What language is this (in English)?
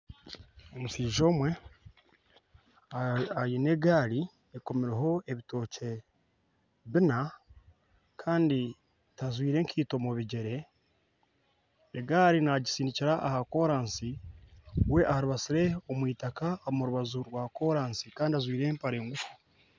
Nyankole